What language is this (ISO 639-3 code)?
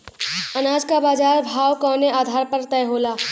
bho